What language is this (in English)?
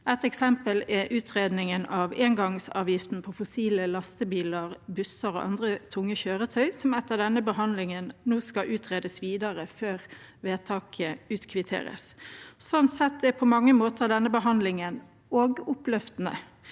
Norwegian